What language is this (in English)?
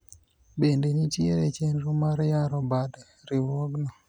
Luo (Kenya and Tanzania)